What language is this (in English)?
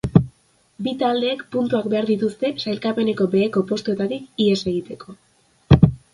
Basque